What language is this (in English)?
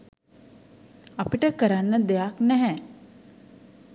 Sinhala